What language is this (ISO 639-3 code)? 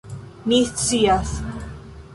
epo